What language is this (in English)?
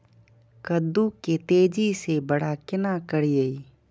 Maithili